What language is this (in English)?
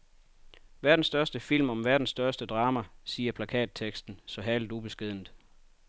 Danish